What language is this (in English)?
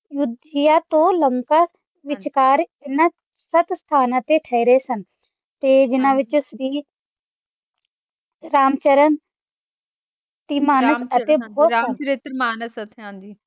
Punjabi